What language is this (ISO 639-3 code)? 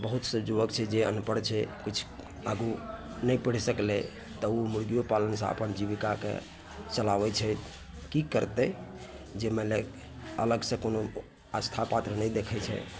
mai